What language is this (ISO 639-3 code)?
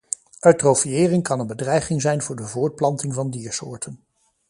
nld